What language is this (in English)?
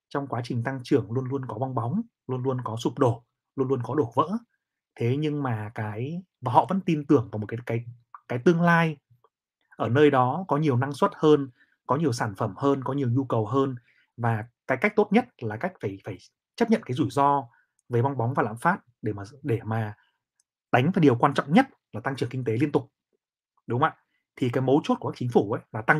Vietnamese